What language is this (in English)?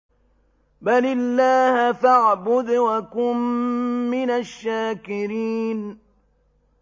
Arabic